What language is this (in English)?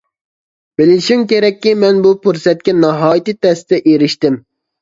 Uyghur